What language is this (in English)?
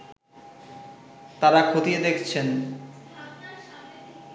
Bangla